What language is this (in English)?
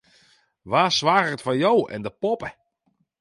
Western Frisian